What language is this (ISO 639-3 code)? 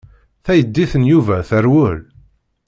kab